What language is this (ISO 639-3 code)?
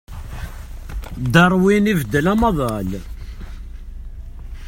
kab